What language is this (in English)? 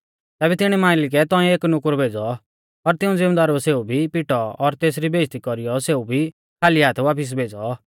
Mahasu Pahari